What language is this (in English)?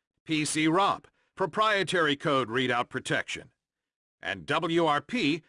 English